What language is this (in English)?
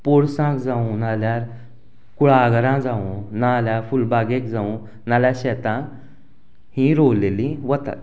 Konkani